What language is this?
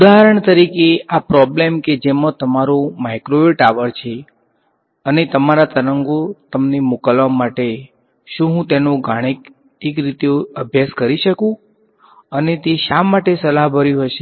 Gujarati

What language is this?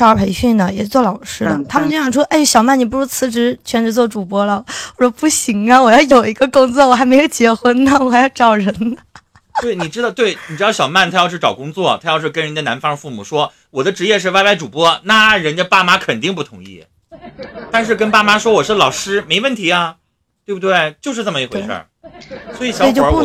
Chinese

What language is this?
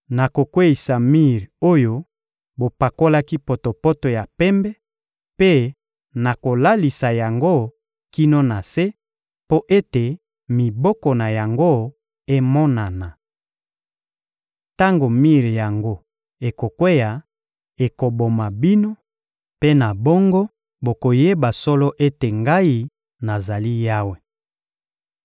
Lingala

